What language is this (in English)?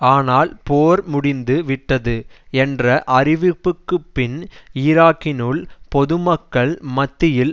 Tamil